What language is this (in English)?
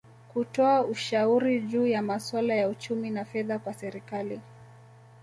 Swahili